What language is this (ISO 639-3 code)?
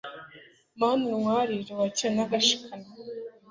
kin